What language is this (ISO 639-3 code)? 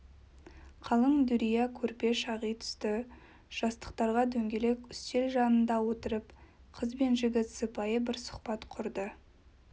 kaz